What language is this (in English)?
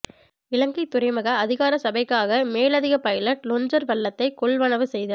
Tamil